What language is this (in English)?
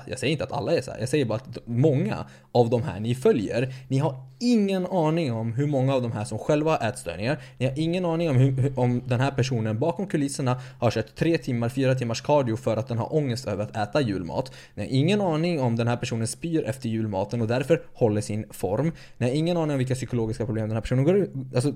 Swedish